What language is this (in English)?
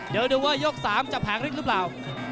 Thai